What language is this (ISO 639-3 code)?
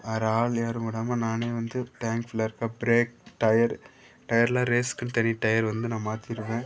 tam